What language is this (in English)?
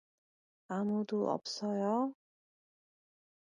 Korean